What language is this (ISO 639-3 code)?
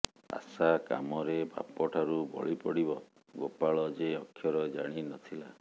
ori